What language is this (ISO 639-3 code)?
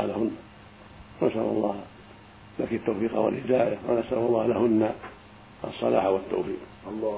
ara